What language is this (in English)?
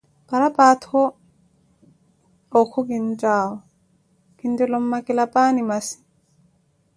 Koti